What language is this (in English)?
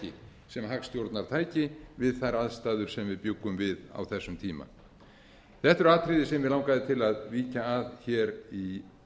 Icelandic